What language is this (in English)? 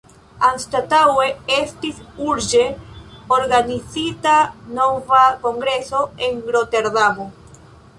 Esperanto